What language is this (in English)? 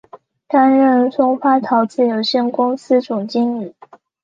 Chinese